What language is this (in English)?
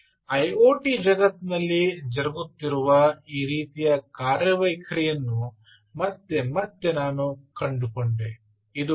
Kannada